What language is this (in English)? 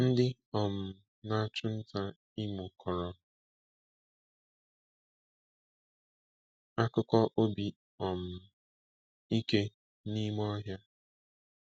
Igbo